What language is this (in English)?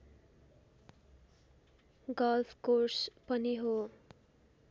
Nepali